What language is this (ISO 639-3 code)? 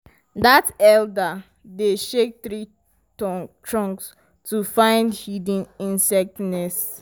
pcm